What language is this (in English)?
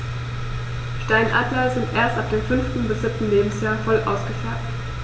German